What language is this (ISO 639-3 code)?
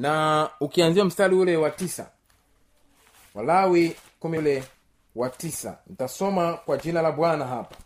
swa